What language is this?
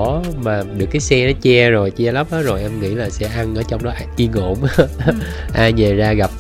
Vietnamese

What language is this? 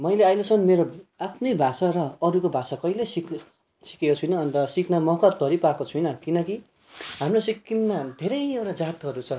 Nepali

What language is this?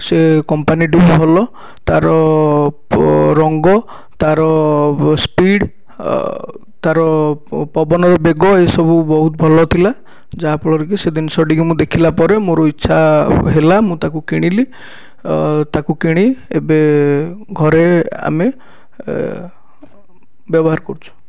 Odia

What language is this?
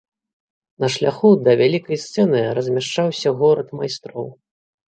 Belarusian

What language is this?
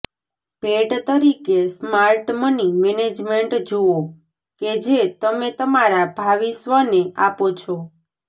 Gujarati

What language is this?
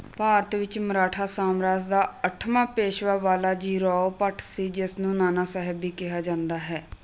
Punjabi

